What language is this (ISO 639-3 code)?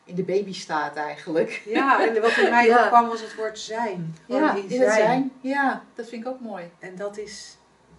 nld